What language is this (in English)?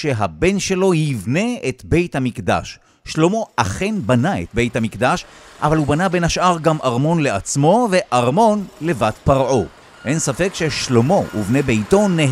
Hebrew